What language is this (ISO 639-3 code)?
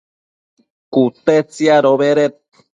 mcf